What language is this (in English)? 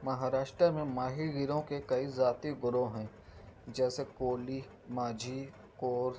Urdu